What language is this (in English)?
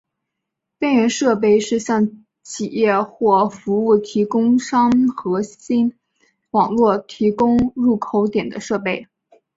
Chinese